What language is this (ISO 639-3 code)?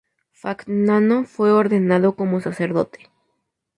spa